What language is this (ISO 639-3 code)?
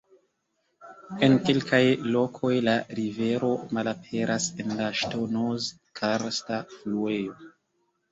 epo